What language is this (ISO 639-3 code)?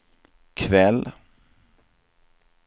swe